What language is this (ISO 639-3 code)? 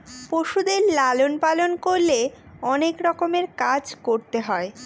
ben